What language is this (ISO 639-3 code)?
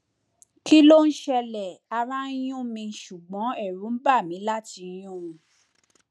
yor